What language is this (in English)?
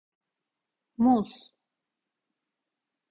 Turkish